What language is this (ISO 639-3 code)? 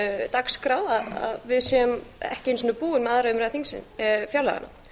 isl